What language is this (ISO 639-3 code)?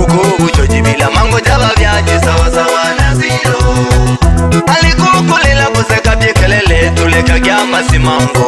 ron